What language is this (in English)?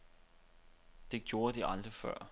Danish